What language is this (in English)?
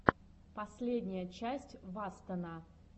Russian